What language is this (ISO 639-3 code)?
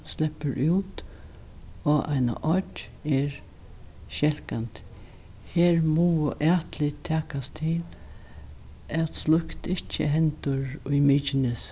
fao